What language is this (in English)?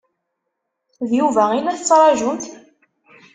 Kabyle